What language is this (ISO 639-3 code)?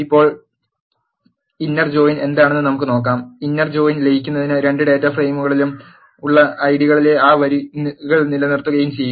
mal